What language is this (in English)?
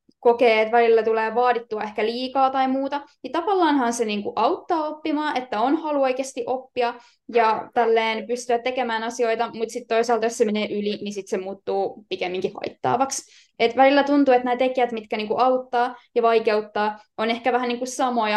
Finnish